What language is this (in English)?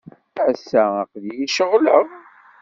Kabyle